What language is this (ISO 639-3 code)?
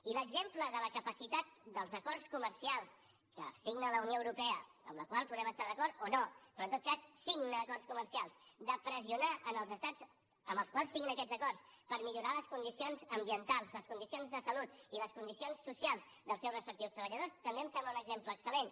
cat